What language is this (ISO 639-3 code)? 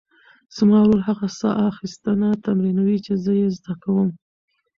pus